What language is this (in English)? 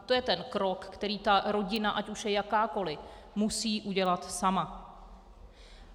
Czech